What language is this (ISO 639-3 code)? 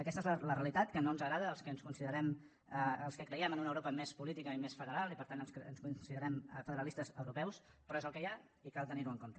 cat